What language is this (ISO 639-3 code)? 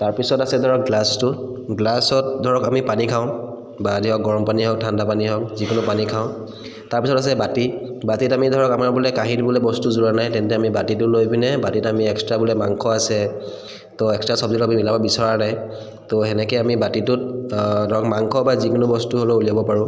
asm